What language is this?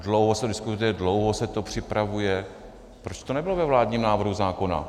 Czech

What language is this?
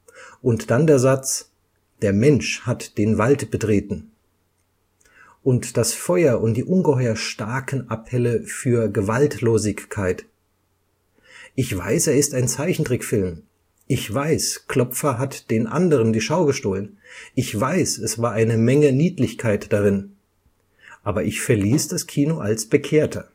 German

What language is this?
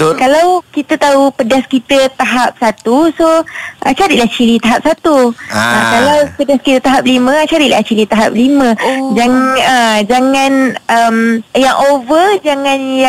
Malay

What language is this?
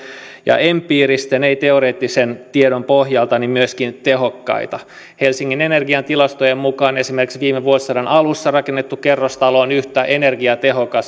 Finnish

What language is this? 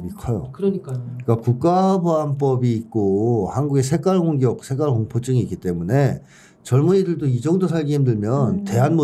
Korean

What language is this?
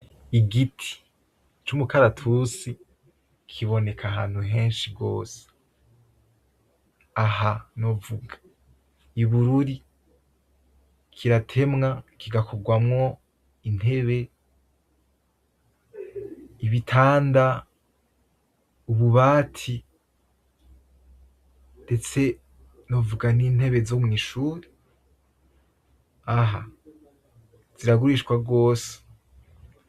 Rundi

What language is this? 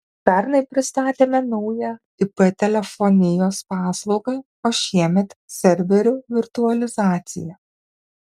Lithuanian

